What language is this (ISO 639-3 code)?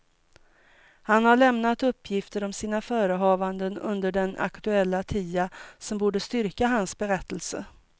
swe